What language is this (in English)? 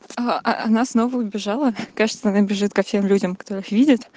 Russian